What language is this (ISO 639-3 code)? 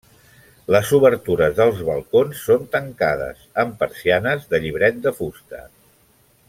cat